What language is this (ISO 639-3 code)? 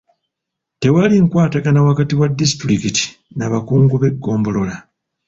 lug